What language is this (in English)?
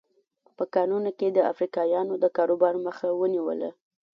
Pashto